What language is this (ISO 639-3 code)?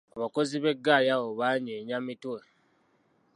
lug